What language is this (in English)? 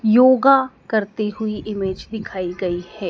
Hindi